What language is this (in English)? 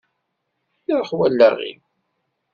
Kabyle